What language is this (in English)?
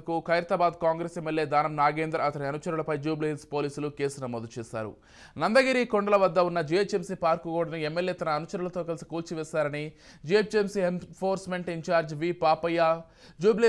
Telugu